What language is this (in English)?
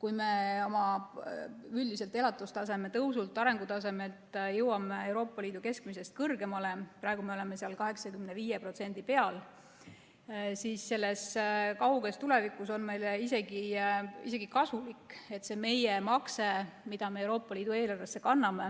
Estonian